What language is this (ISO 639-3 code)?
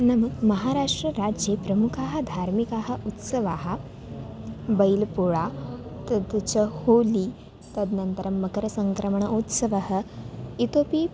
san